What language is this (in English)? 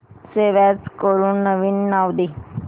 Marathi